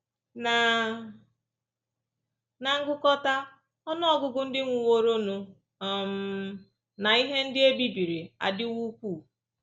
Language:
Igbo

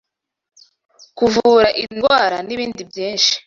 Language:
Kinyarwanda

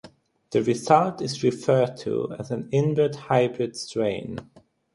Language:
English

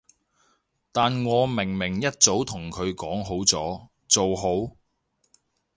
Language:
Cantonese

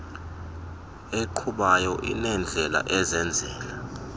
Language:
Xhosa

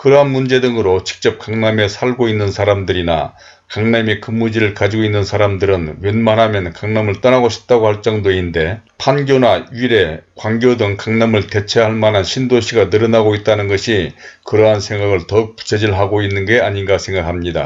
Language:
Korean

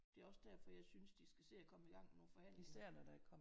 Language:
Danish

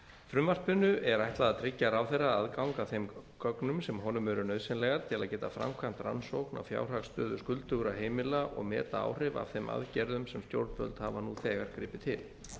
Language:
Icelandic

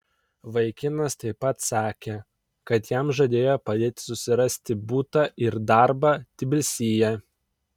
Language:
Lithuanian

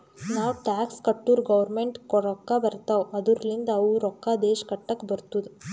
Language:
Kannada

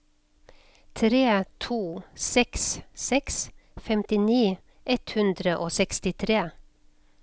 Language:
Norwegian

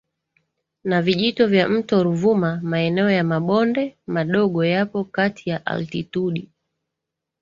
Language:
Swahili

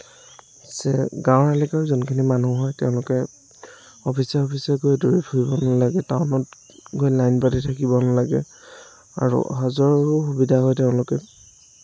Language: Assamese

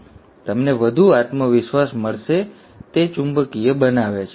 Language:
Gujarati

